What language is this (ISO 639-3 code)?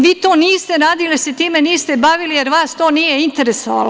srp